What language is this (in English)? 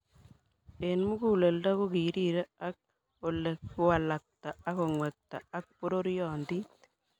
Kalenjin